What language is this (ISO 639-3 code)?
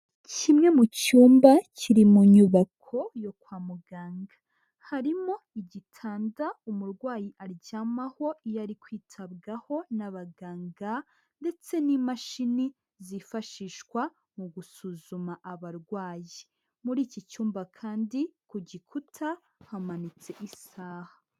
kin